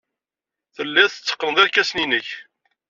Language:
Kabyle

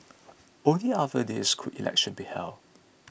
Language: English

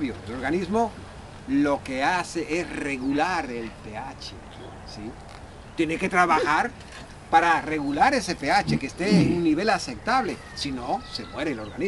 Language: Spanish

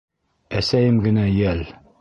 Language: Bashkir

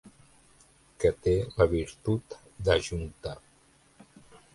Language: Catalan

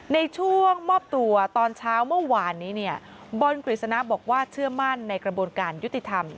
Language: Thai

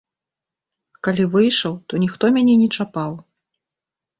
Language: Belarusian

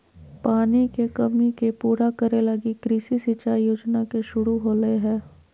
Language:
Magahi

